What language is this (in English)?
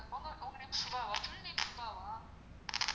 Tamil